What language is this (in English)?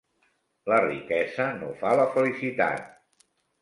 Catalan